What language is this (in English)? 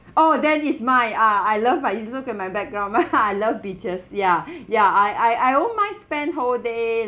English